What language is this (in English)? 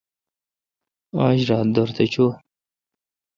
Kalkoti